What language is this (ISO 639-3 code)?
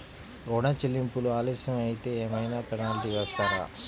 tel